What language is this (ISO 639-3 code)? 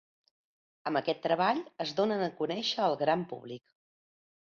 cat